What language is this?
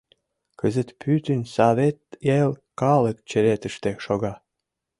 Mari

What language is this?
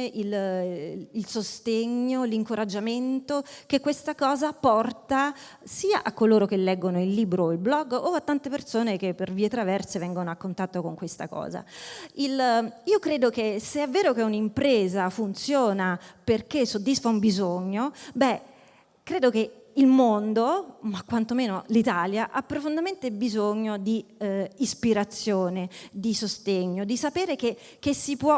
Italian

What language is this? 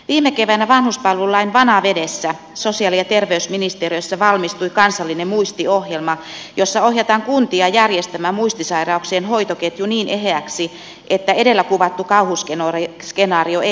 Finnish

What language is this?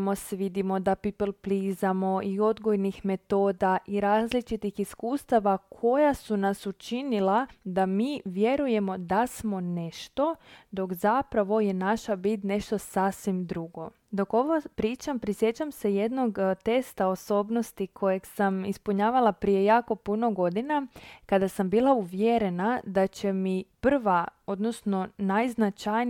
Croatian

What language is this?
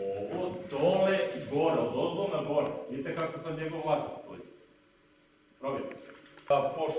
Portuguese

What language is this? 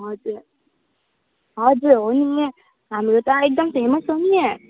Nepali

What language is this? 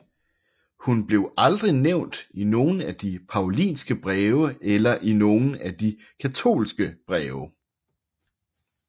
Danish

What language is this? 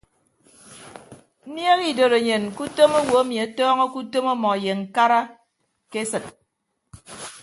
Ibibio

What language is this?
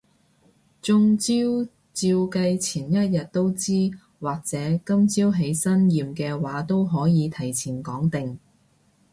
Cantonese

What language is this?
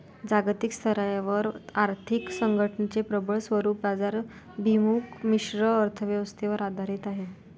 Marathi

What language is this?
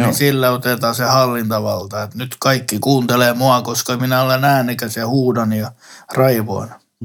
Finnish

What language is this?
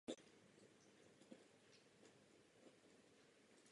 Czech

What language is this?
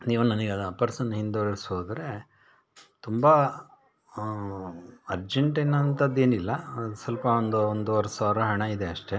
Kannada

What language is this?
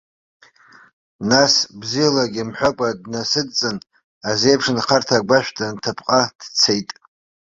Abkhazian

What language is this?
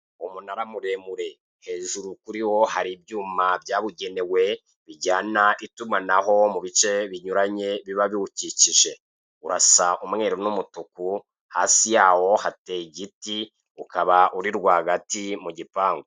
Kinyarwanda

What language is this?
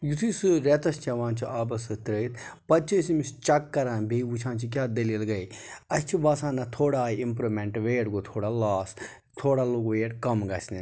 Kashmiri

